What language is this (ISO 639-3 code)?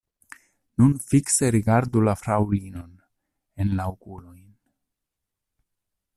epo